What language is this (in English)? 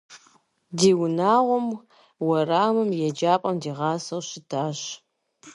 Kabardian